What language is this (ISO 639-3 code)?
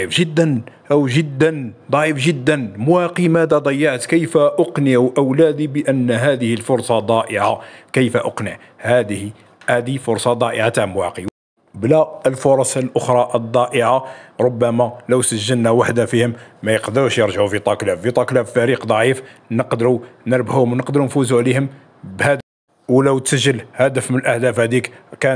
ara